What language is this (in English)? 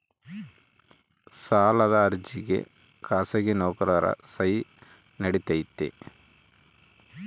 Kannada